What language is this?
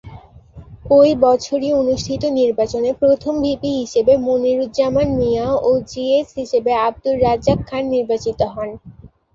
Bangla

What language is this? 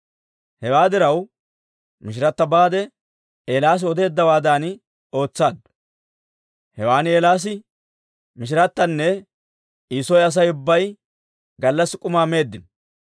Dawro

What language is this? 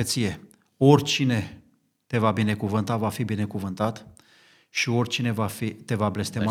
Romanian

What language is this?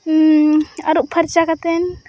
Santali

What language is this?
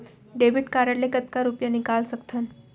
Chhattisgarhi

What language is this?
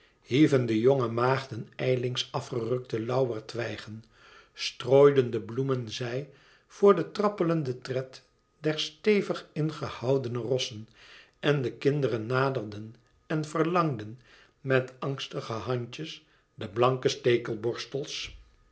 Dutch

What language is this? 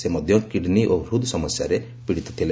Odia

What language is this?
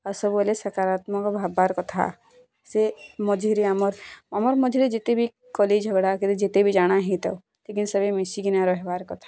Odia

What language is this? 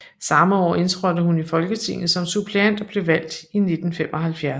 Danish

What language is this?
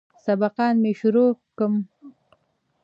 Pashto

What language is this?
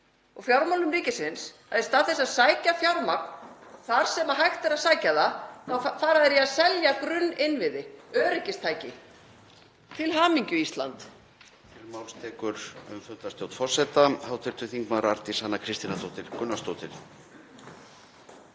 Icelandic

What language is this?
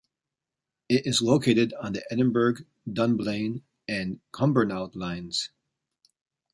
English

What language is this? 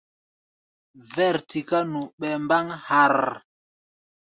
Gbaya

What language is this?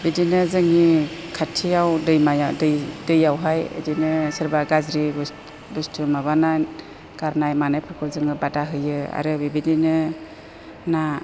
Bodo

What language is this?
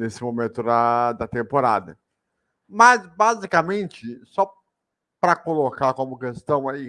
Portuguese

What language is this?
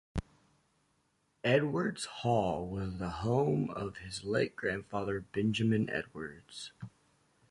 English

